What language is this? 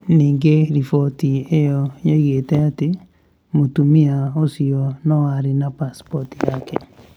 Kikuyu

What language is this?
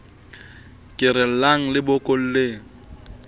Southern Sotho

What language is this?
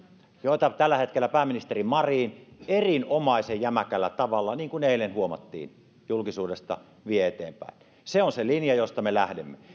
Finnish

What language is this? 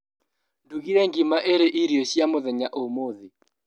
Kikuyu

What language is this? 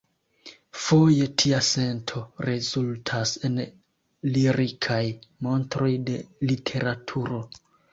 Esperanto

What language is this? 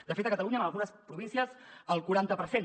Catalan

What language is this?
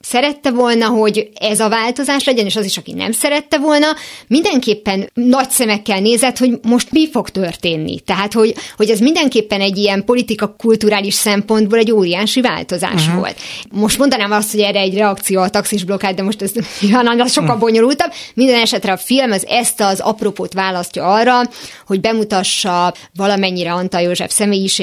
Hungarian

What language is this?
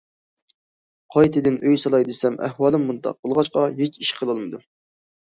Uyghur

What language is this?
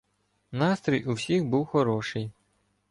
Ukrainian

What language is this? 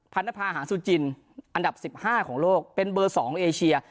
Thai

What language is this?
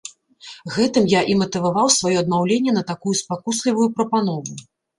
Belarusian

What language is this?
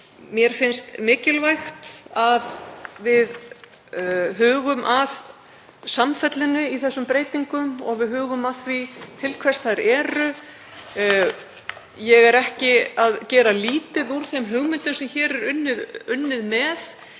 Icelandic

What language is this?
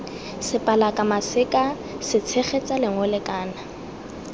Tswana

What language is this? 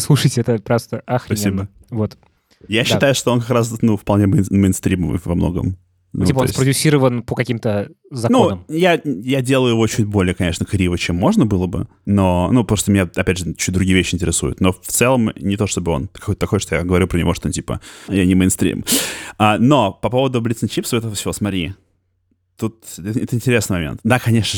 Russian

